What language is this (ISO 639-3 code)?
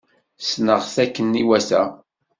kab